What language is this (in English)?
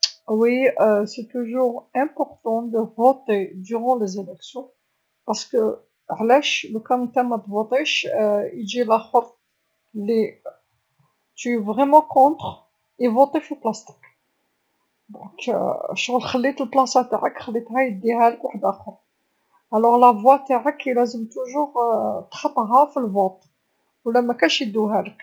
Algerian Arabic